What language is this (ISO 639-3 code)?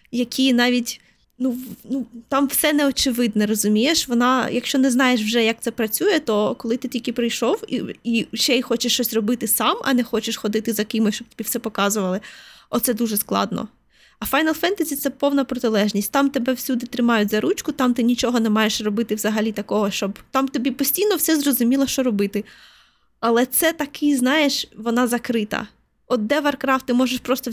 ukr